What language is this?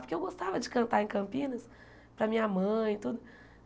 Portuguese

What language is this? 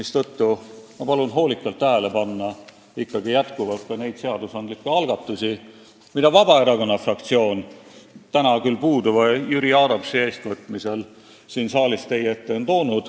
Estonian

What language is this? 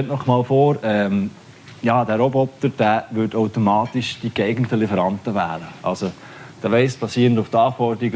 German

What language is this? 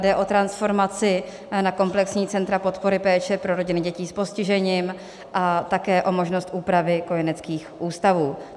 Czech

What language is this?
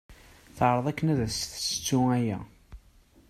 Kabyle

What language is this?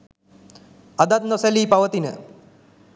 Sinhala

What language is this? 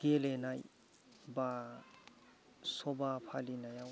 Bodo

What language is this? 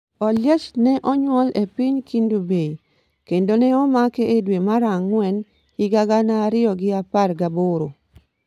Luo (Kenya and Tanzania)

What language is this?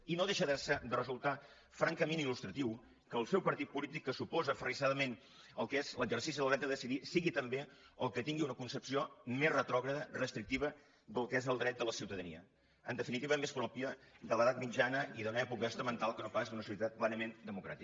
Catalan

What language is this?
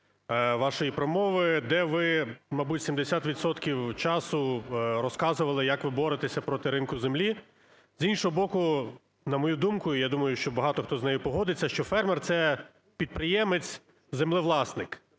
Ukrainian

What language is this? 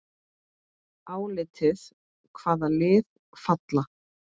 Icelandic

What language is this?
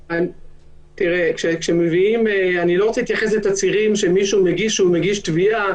Hebrew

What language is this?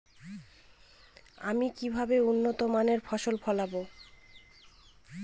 Bangla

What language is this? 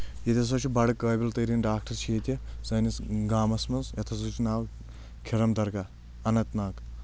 Kashmiri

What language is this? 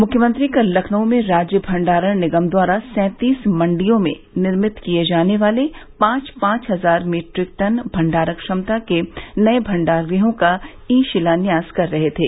Hindi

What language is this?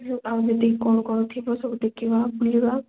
Odia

